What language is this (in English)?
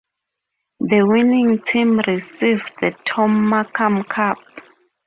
English